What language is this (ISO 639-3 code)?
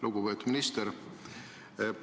est